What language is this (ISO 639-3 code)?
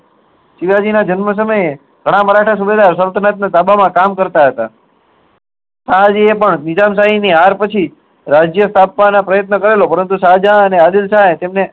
guj